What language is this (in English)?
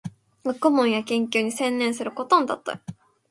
Japanese